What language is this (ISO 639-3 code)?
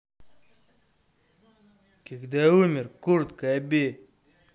rus